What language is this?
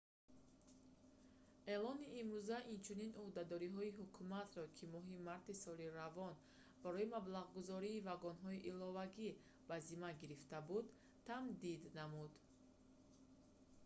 Tajik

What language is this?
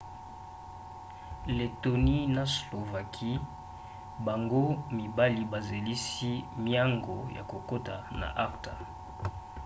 Lingala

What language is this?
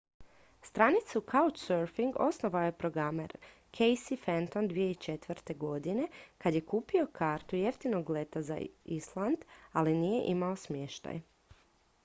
Croatian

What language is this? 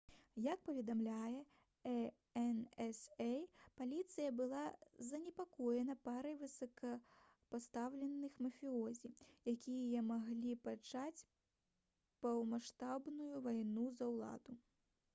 Belarusian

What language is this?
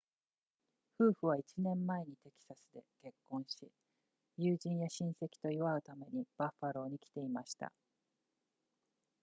Japanese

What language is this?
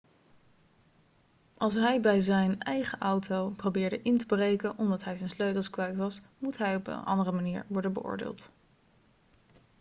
Dutch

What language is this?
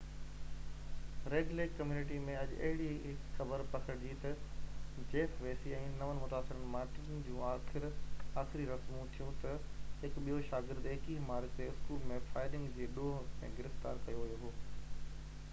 Sindhi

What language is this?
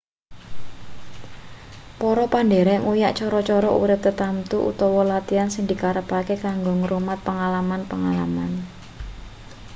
Javanese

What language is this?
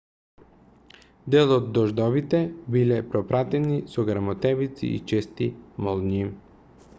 Macedonian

